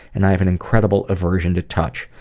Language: English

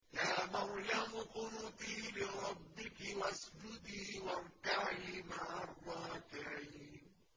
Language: Arabic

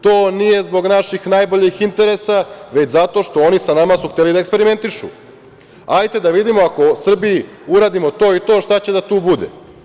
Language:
Serbian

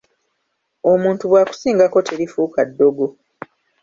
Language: Ganda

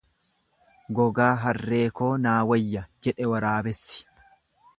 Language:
Oromo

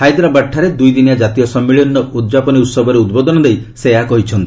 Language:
Odia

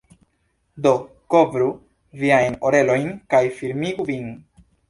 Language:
Esperanto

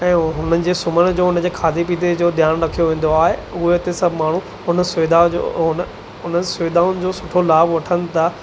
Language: Sindhi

